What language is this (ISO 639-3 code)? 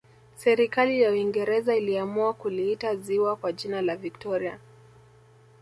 swa